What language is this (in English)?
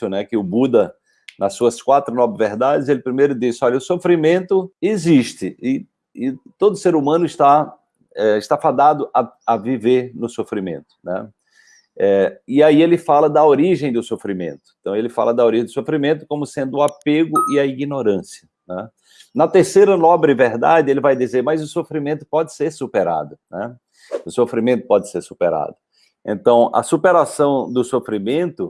Portuguese